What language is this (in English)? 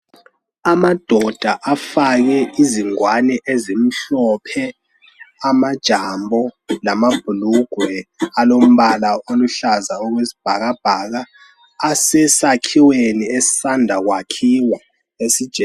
North Ndebele